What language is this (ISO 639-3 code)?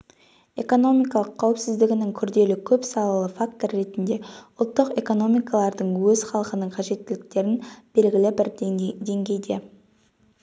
kaz